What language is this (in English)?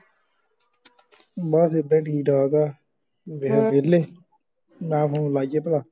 Punjabi